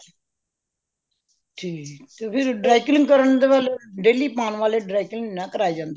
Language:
Punjabi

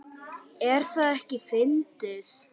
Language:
Icelandic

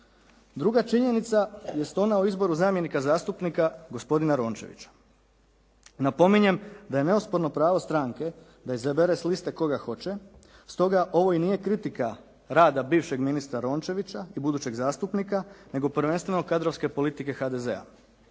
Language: Croatian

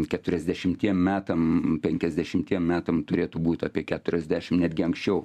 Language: Lithuanian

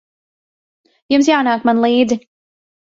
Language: Latvian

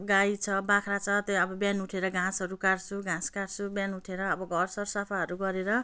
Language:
Nepali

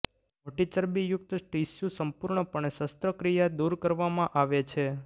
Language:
Gujarati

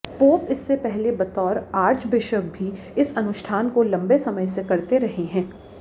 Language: Hindi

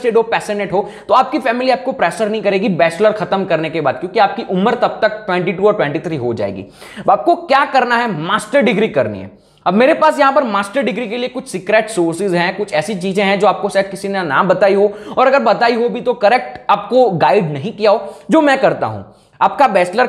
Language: Hindi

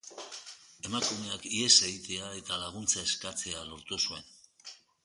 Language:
Basque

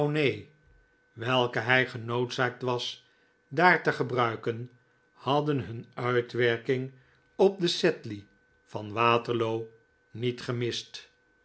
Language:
Dutch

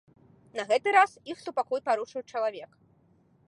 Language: Belarusian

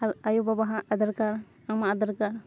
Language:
Santali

